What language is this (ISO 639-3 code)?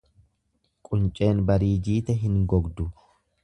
orm